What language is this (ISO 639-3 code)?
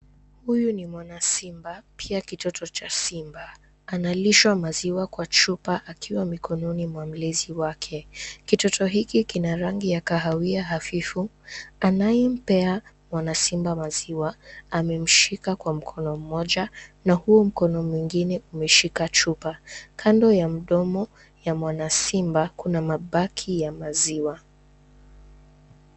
swa